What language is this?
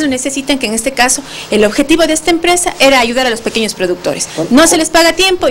Spanish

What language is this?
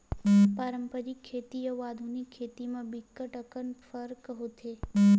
Chhattisgarhi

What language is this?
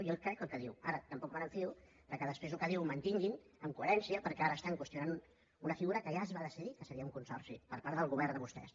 Catalan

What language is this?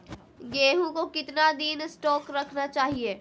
Magahi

